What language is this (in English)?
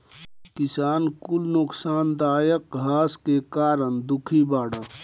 Bhojpuri